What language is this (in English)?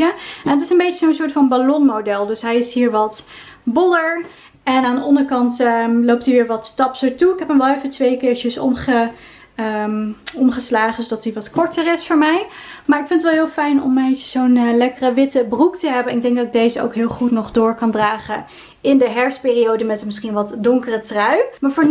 Dutch